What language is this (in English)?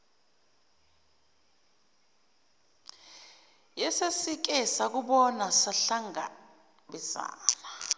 Zulu